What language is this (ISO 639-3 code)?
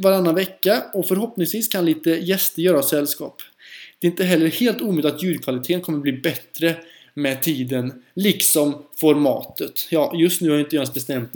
swe